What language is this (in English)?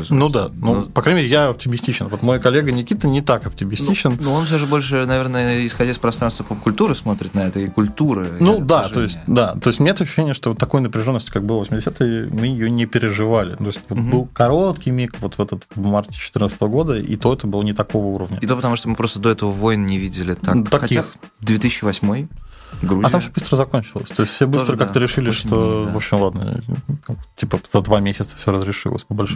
Russian